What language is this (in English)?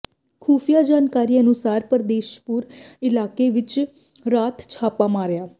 Punjabi